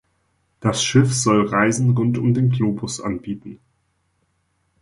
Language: German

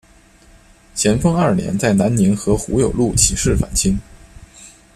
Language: Chinese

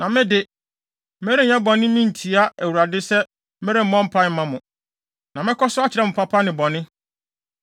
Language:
Akan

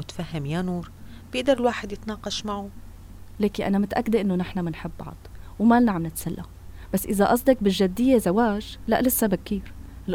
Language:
Arabic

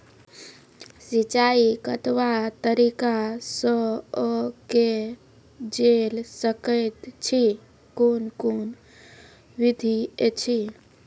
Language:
Maithili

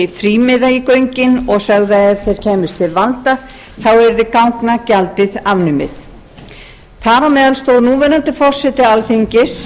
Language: Icelandic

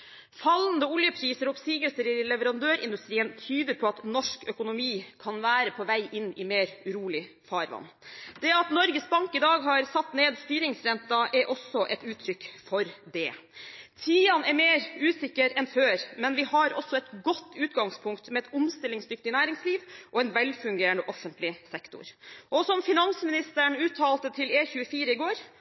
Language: Norwegian Bokmål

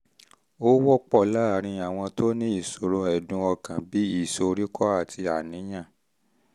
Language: Yoruba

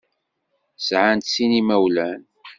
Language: Kabyle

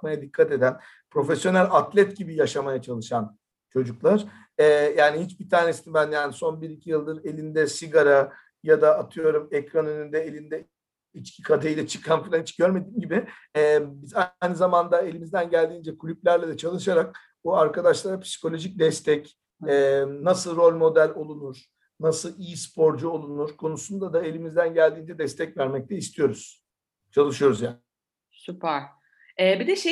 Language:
Turkish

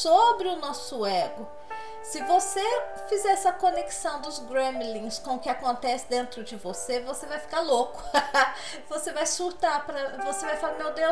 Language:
Portuguese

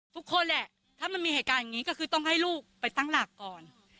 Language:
Thai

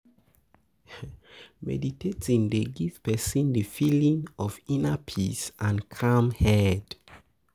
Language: Nigerian Pidgin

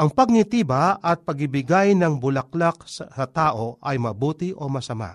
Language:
Filipino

